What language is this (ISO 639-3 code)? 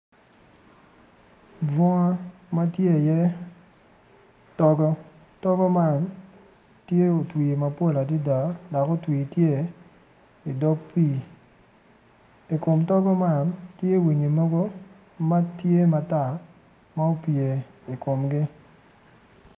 ach